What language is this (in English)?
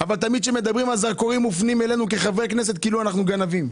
Hebrew